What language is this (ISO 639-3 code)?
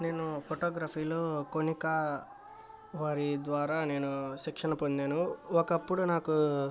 tel